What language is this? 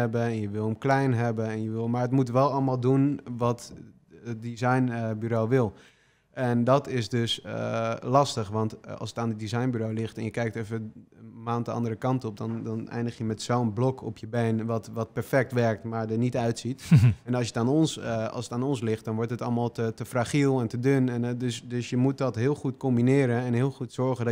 Dutch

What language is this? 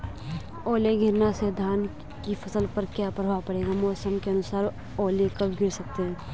Hindi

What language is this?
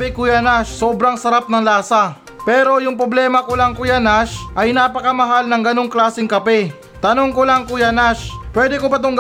Filipino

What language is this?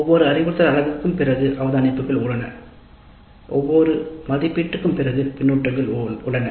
Tamil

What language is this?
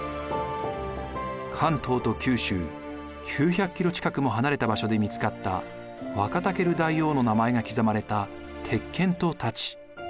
Japanese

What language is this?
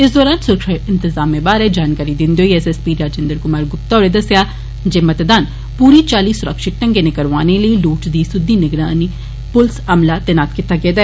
Dogri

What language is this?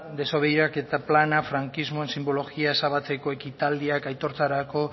Basque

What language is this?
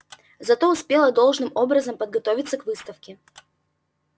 Russian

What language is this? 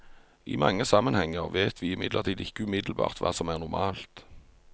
Norwegian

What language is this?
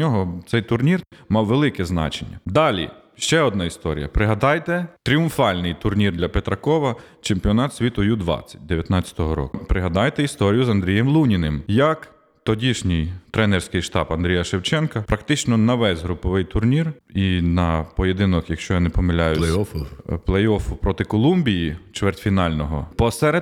Ukrainian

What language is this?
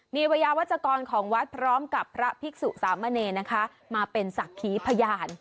Thai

